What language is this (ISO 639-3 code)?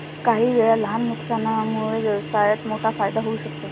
mar